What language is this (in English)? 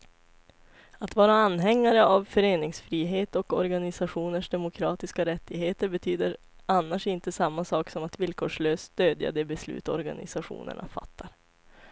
Swedish